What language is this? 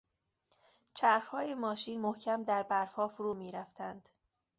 Persian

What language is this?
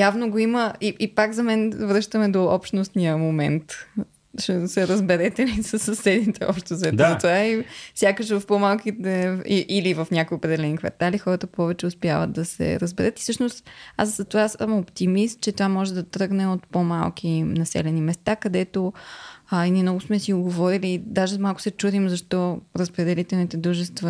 Bulgarian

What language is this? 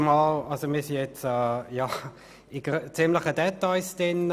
Swiss German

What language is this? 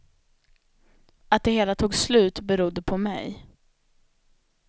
Swedish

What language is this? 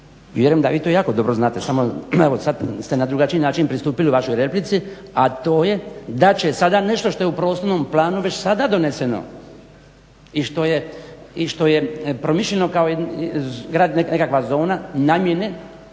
Croatian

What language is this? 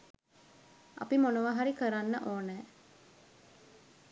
Sinhala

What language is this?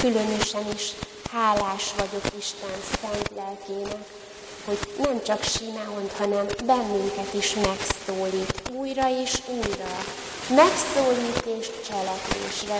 Hungarian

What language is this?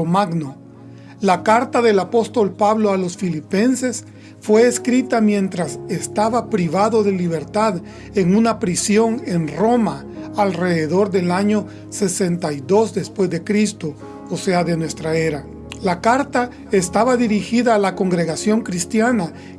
Spanish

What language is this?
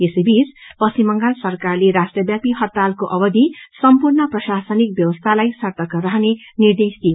Nepali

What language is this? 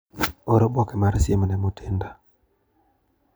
Luo (Kenya and Tanzania)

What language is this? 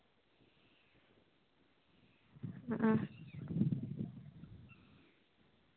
Santali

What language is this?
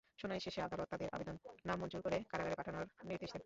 Bangla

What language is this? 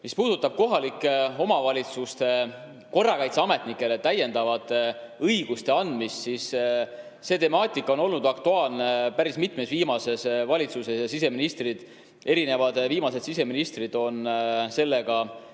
Estonian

